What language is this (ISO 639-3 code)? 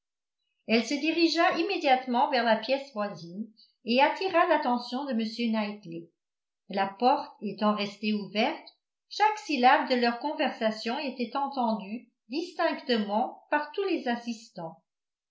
fra